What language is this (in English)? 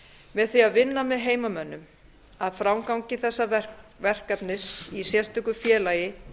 Icelandic